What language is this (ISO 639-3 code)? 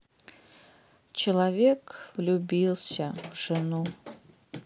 rus